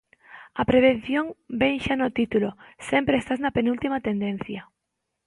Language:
Galician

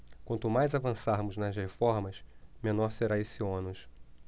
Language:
Portuguese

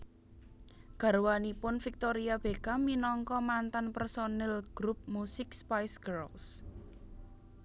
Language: Javanese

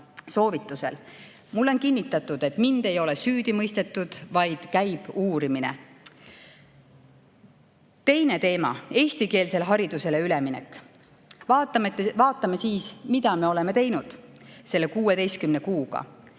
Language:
Estonian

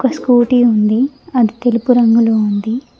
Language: Telugu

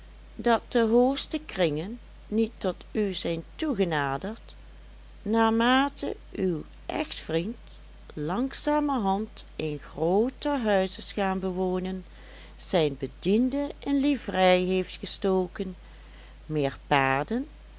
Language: Dutch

